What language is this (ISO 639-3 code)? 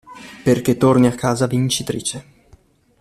ita